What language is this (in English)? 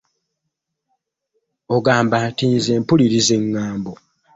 Ganda